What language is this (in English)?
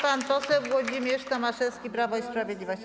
Polish